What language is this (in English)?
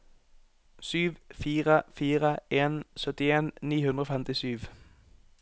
Norwegian